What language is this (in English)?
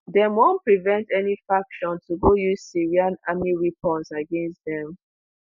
Nigerian Pidgin